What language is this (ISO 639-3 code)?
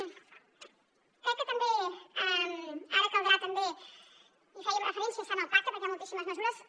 cat